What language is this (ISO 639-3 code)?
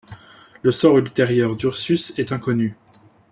fra